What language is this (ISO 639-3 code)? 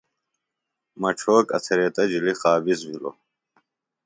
phl